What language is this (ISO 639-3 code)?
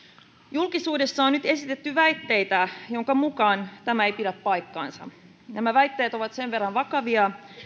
fin